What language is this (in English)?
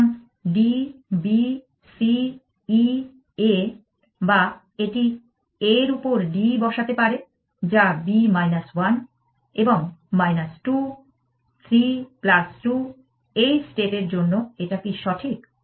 Bangla